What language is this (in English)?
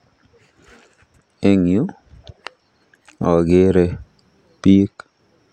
Kalenjin